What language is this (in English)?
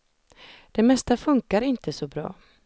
Swedish